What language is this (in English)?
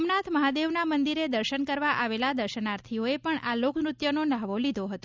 Gujarati